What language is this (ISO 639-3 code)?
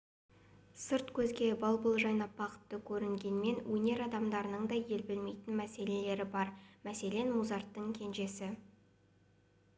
kaz